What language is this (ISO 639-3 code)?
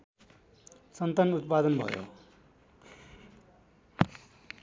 nep